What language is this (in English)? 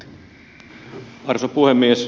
Finnish